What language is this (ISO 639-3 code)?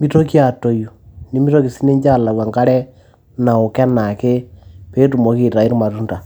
mas